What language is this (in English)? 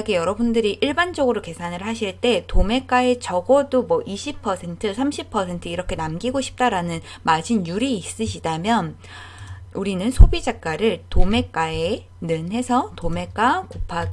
Korean